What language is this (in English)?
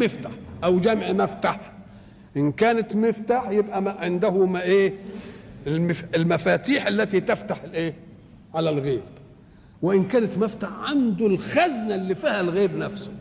Arabic